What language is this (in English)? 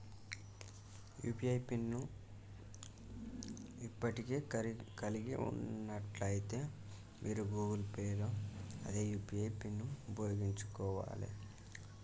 Telugu